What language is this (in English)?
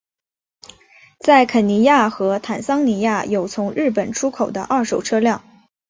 Chinese